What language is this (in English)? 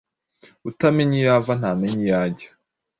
Kinyarwanda